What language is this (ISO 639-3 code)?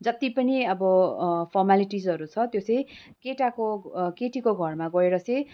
nep